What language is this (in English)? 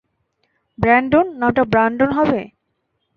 Bangla